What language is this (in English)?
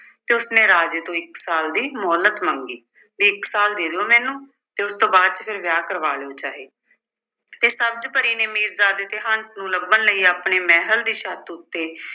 Punjabi